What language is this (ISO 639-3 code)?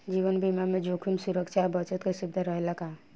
bho